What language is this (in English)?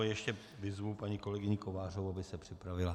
Czech